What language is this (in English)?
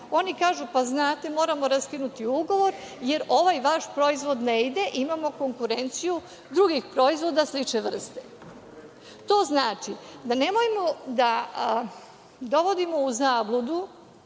Serbian